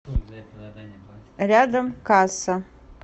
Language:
Russian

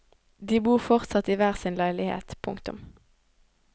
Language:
Norwegian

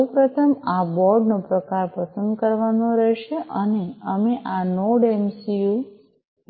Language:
Gujarati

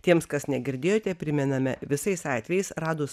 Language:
Lithuanian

